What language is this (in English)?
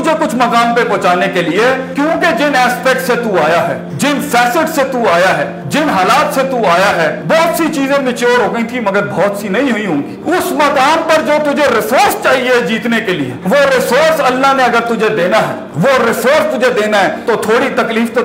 Urdu